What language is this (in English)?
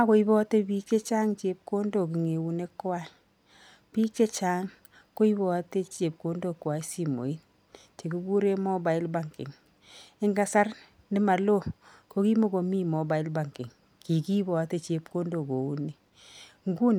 Kalenjin